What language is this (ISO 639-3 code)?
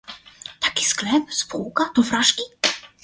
pol